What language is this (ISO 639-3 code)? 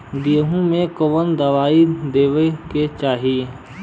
bho